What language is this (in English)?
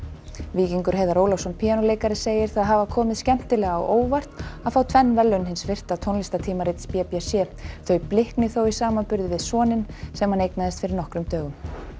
Icelandic